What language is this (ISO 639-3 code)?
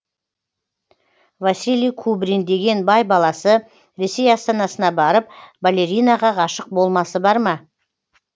kaz